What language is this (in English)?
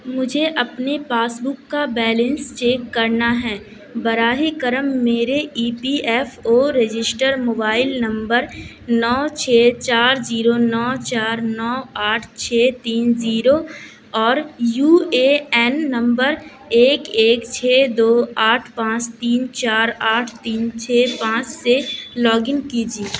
Urdu